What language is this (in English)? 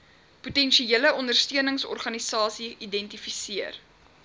Afrikaans